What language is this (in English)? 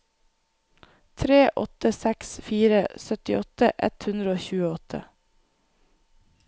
Norwegian